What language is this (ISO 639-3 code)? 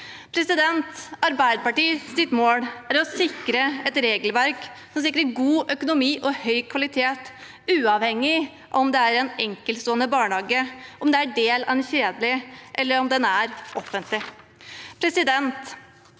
nor